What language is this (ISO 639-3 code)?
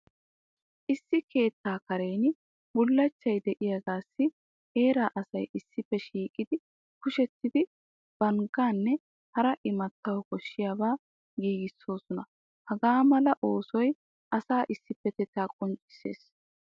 wal